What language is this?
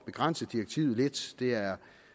Danish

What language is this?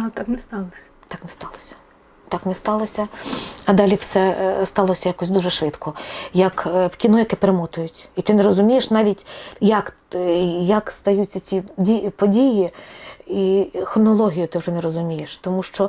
Ukrainian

